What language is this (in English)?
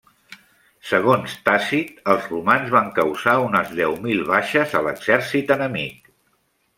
Catalan